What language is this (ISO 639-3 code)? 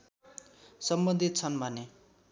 nep